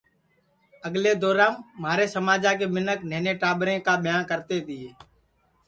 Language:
Sansi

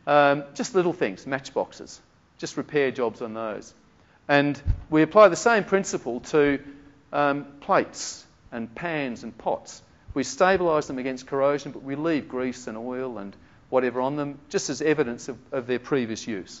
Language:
English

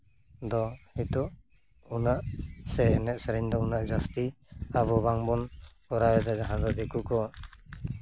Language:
Santali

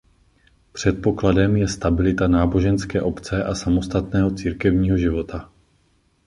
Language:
Czech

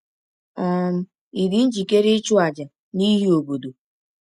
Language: Igbo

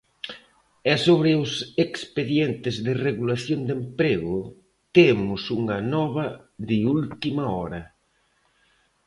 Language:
Galician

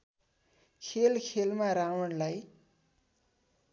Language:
Nepali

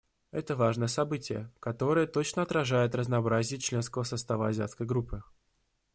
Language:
Russian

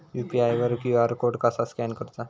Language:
Marathi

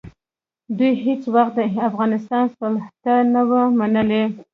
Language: Pashto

